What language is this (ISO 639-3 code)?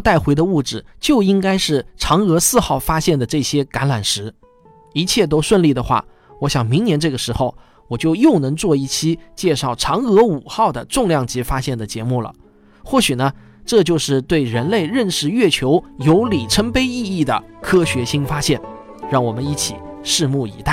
zho